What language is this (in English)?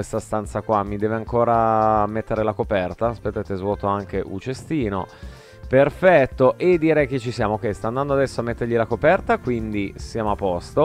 Italian